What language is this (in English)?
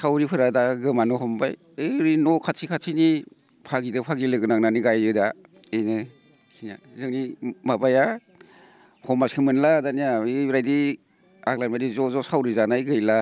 Bodo